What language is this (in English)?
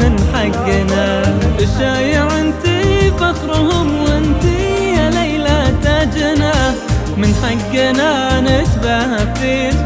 Arabic